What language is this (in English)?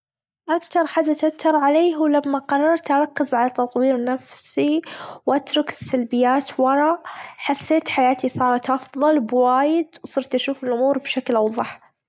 Gulf Arabic